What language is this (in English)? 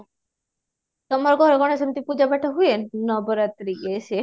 Odia